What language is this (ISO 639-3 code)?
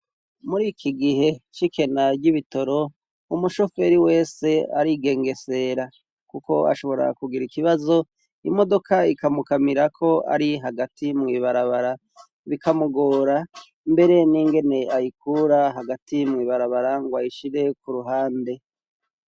run